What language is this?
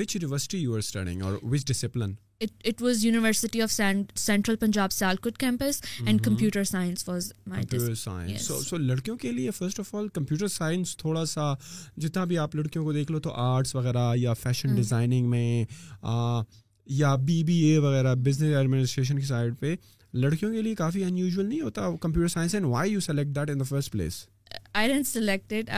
Urdu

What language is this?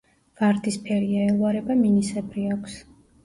Georgian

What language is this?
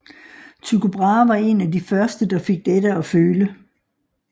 Danish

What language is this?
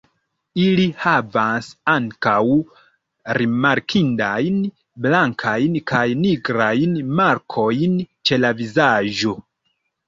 Esperanto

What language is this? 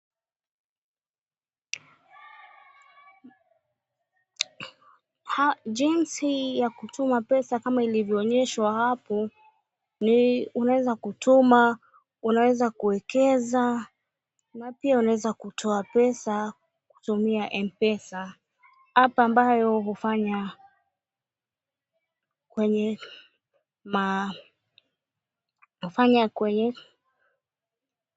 Swahili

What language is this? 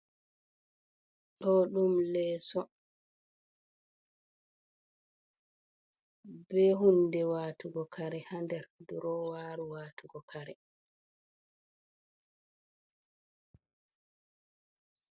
Fula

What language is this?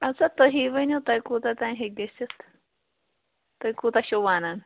Kashmiri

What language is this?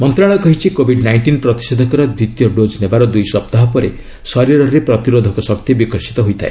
Odia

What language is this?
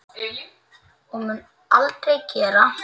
Icelandic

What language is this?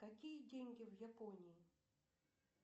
Russian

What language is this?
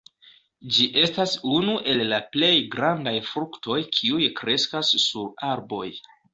Esperanto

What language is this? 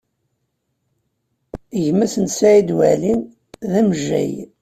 Kabyle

